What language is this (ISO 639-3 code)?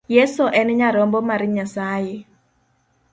luo